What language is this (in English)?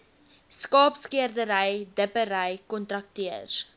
Afrikaans